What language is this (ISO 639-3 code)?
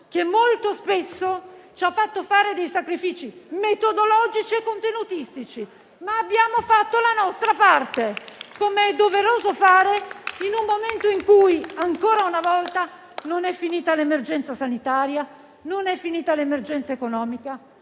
ita